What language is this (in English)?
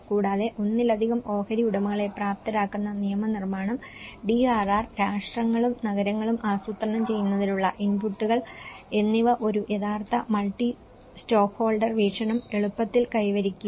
Malayalam